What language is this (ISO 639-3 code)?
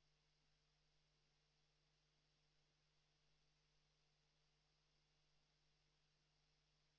fin